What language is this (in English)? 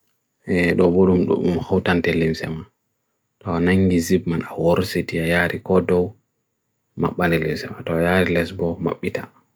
Bagirmi Fulfulde